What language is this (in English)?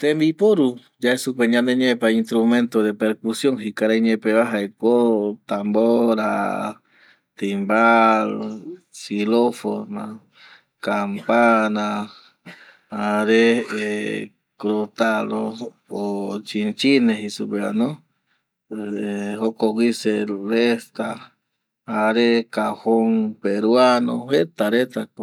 Eastern Bolivian Guaraní